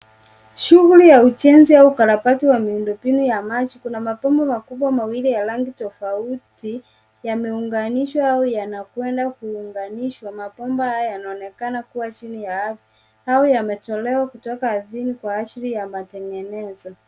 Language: Swahili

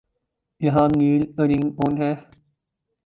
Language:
Urdu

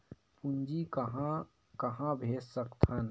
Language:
Chhattisgarhi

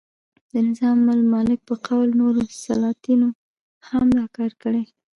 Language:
Pashto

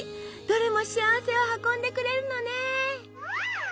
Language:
Japanese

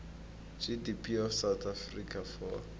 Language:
South Ndebele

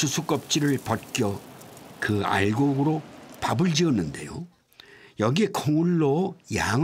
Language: Korean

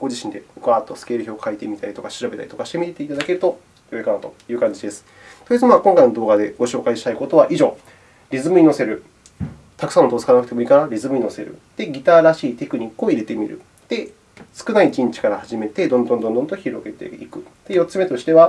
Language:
Japanese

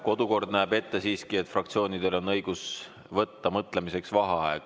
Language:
Estonian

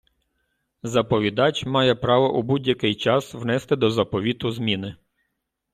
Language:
Ukrainian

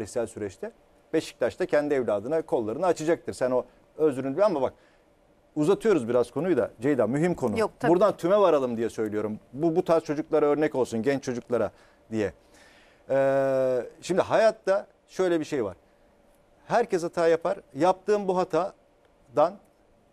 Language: Turkish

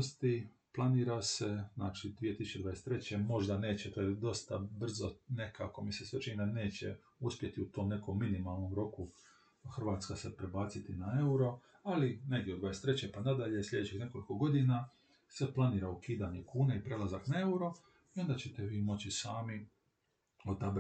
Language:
Croatian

